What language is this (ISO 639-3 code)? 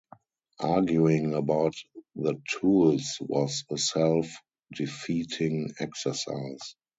eng